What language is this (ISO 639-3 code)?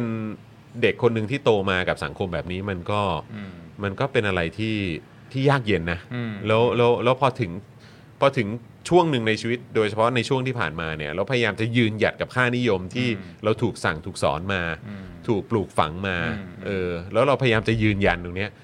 tha